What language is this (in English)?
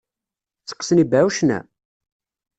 Kabyle